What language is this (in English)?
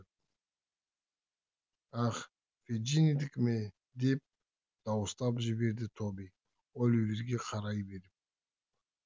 Kazakh